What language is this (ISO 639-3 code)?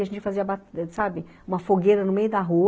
por